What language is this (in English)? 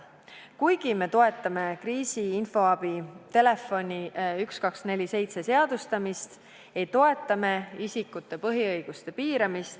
Estonian